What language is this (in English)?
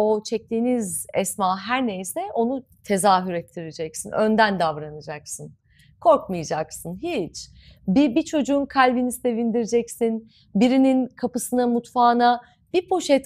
Turkish